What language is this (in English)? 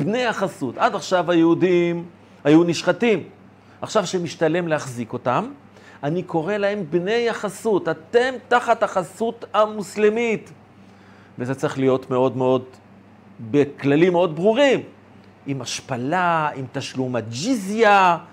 Hebrew